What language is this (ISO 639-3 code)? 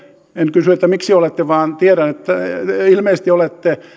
fin